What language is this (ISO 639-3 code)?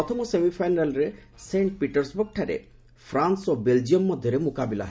ori